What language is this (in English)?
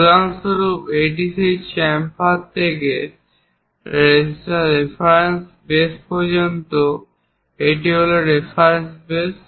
Bangla